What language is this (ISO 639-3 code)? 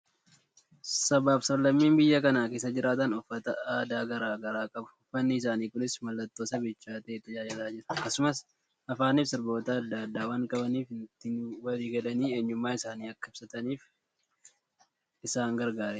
orm